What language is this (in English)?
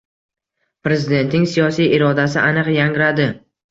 Uzbek